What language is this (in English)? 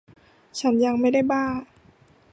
Thai